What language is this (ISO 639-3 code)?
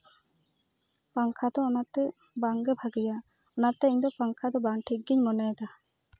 sat